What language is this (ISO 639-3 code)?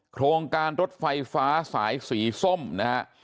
tha